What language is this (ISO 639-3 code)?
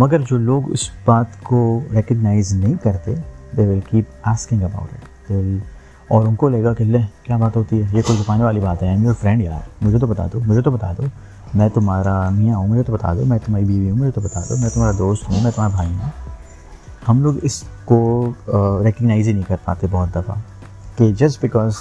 urd